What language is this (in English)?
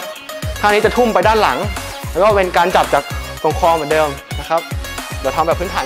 Thai